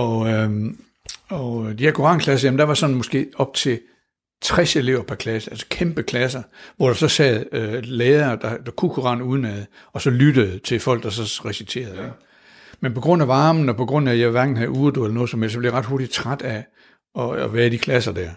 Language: Danish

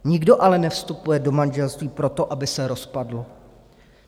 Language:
Czech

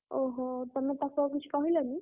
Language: Odia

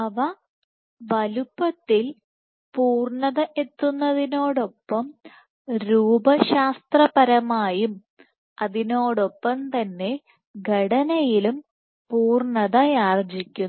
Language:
Malayalam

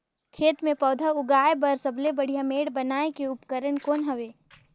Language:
Chhattisgarhi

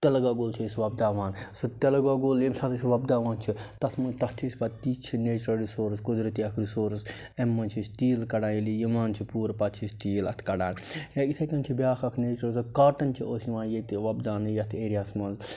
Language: Kashmiri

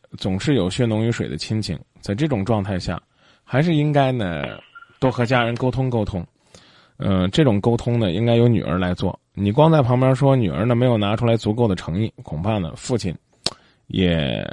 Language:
Chinese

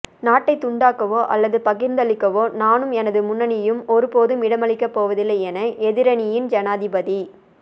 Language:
Tamil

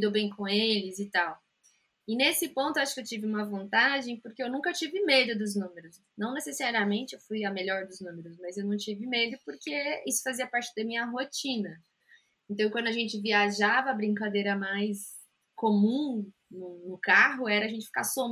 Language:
Portuguese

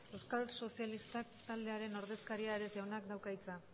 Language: Basque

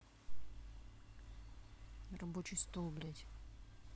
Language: Russian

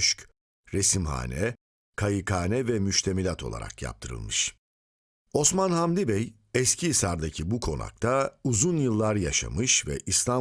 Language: Turkish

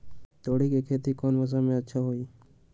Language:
Magahi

